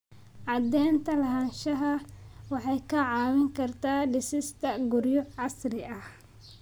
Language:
Somali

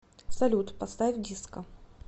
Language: Russian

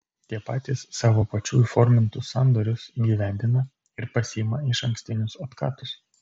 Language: Lithuanian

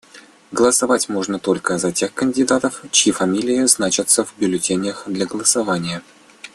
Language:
Russian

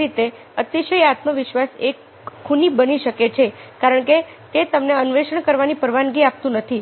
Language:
Gujarati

